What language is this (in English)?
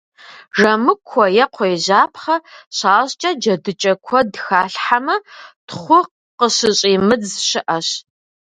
Kabardian